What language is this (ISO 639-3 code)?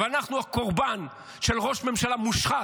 heb